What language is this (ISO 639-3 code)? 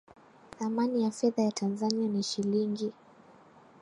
swa